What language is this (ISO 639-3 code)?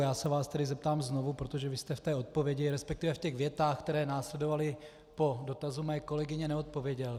ces